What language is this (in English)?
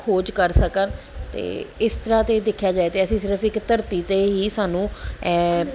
Punjabi